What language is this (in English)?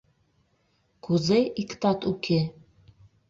Mari